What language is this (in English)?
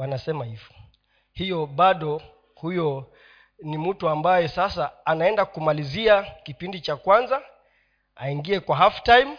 Swahili